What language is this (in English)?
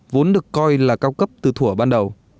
Vietnamese